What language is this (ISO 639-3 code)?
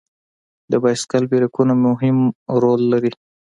pus